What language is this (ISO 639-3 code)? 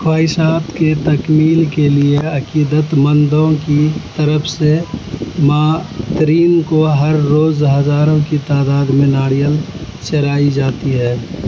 urd